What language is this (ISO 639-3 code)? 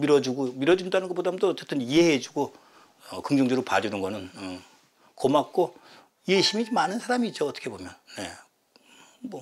kor